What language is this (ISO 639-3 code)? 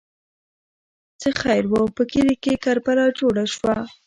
pus